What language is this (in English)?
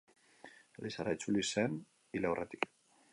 Basque